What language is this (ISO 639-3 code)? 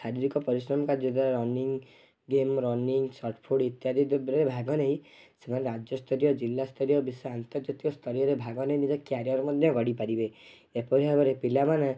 ori